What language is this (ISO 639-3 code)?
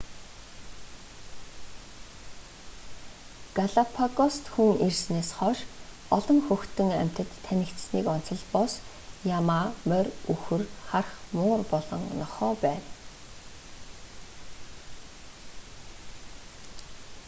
mon